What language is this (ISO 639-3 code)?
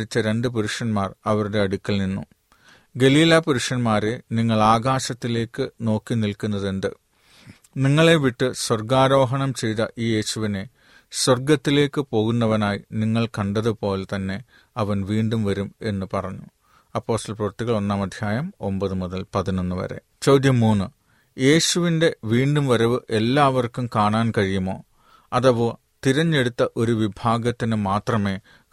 mal